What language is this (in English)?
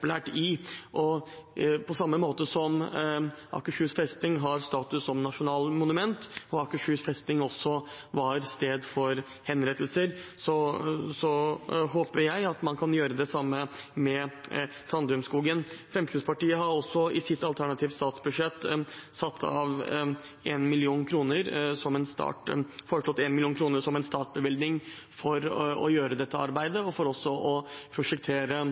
Norwegian Bokmål